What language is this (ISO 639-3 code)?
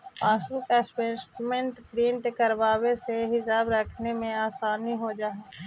mag